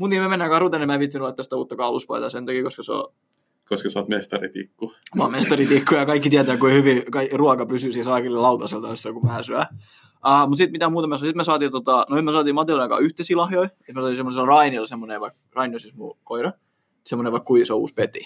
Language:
Finnish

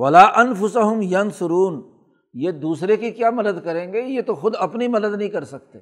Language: Urdu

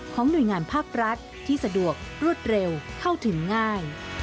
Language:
Thai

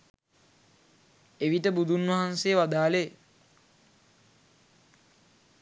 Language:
Sinhala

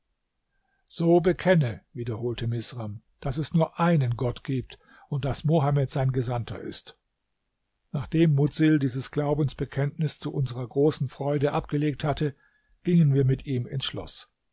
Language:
German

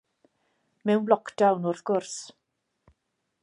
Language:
Welsh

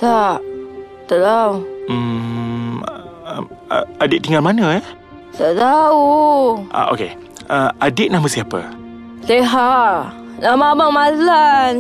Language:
Malay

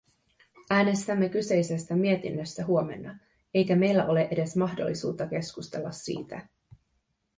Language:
Finnish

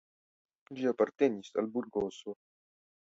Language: Esperanto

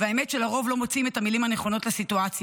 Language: Hebrew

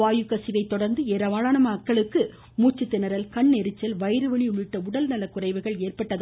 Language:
Tamil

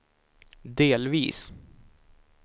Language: Swedish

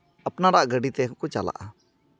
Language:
Santali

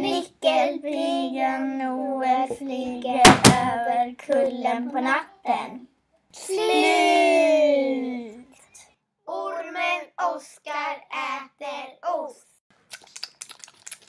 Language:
Swedish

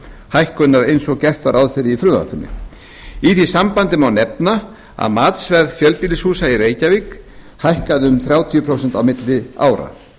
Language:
Icelandic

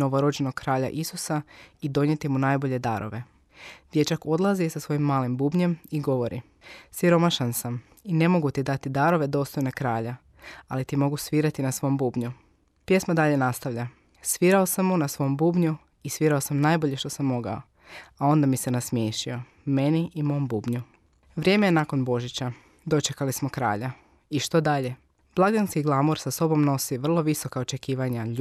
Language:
Croatian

